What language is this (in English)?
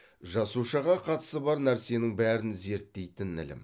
Kazakh